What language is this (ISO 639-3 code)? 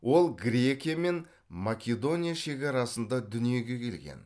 kaz